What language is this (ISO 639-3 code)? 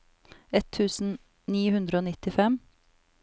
nor